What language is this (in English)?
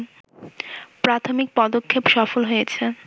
Bangla